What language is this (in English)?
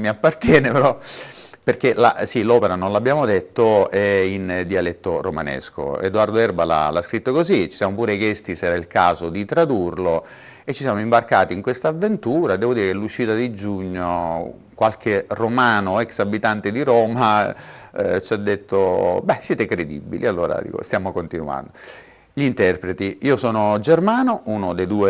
Italian